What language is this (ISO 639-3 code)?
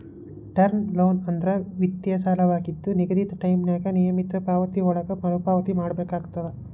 kan